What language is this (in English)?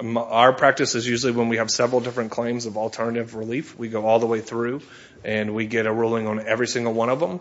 English